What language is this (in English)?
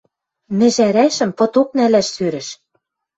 Western Mari